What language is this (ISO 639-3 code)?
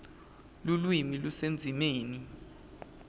ssw